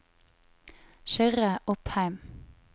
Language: Norwegian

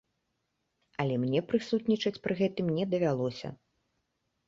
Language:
Belarusian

